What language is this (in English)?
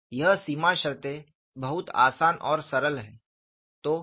Hindi